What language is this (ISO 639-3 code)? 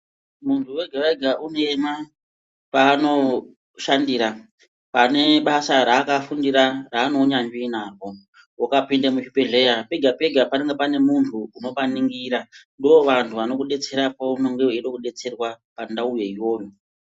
ndc